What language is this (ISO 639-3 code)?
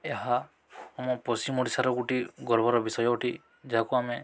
ori